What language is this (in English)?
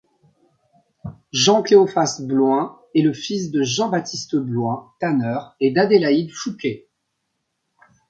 French